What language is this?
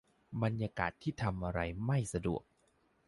Thai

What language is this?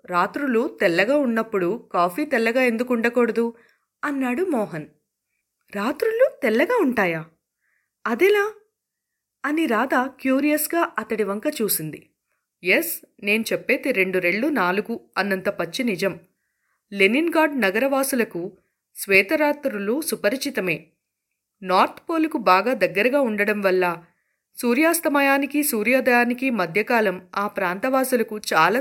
Telugu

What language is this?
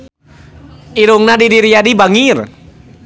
Sundanese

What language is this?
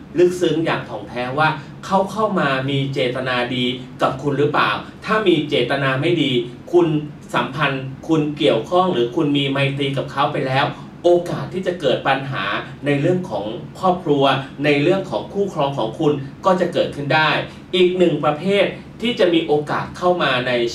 Thai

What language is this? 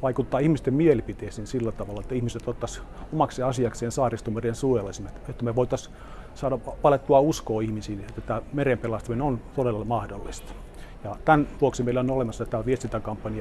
Finnish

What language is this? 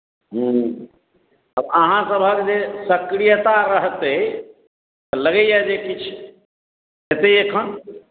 Maithili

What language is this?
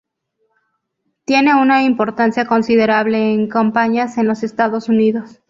Spanish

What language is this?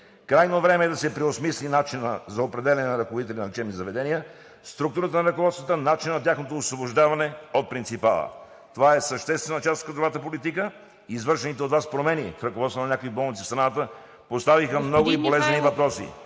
Bulgarian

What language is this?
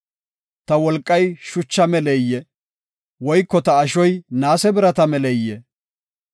Gofa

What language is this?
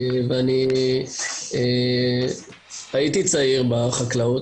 Hebrew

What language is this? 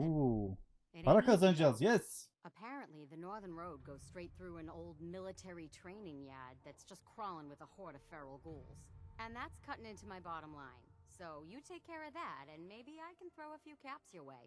Turkish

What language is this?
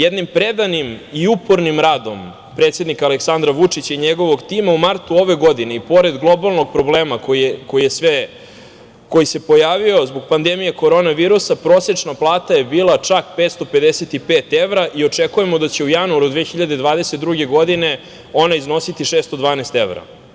Serbian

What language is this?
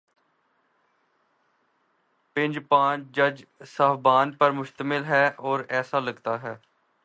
Urdu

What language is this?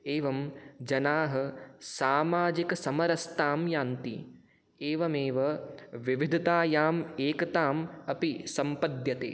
Sanskrit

